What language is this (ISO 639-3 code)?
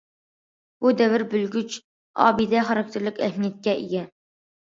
uig